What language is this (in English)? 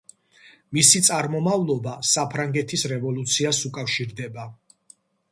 Georgian